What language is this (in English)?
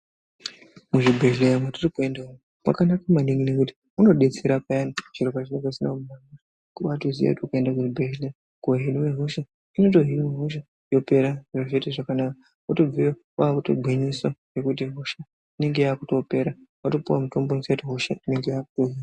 Ndau